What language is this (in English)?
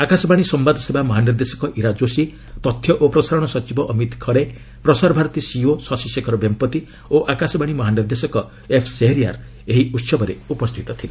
Odia